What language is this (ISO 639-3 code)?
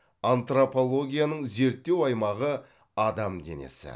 kaz